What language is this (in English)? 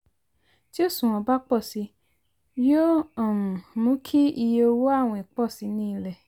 Yoruba